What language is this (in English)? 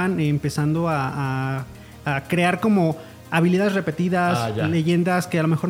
Spanish